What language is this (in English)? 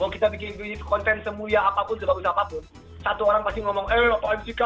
Indonesian